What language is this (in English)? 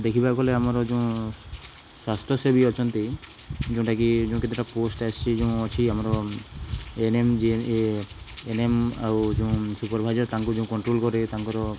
Odia